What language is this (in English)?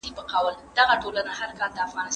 Pashto